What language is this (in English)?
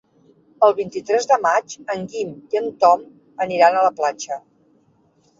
Catalan